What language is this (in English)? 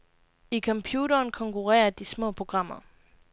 Danish